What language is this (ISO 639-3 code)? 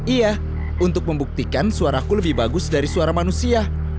ind